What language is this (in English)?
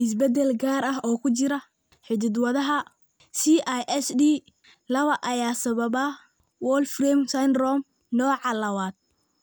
Somali